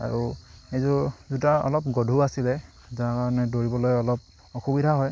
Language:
Assamese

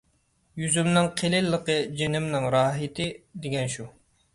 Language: Uyghur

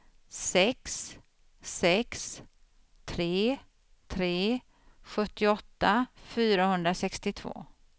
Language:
Swedish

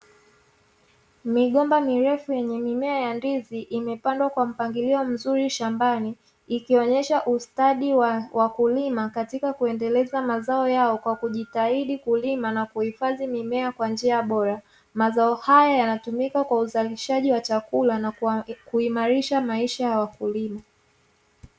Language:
Swahili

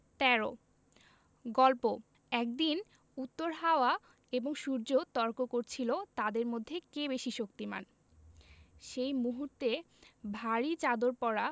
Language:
Bangla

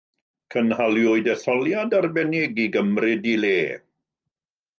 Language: Welsh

